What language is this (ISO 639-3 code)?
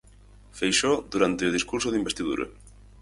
glg